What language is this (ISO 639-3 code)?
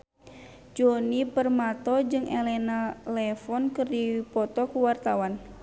sun